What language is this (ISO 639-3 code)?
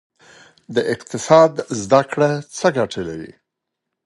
pus